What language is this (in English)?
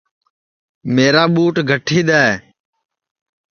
Sansi